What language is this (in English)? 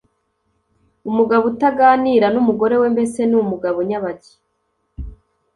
Kinyarwanda